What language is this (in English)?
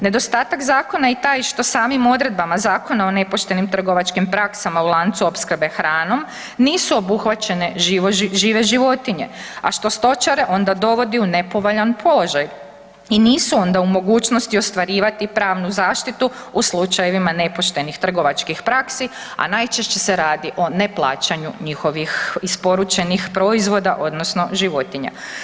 Croatian